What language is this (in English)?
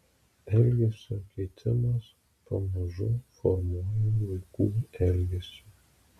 Lithuanian